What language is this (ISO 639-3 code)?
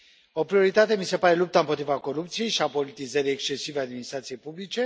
ron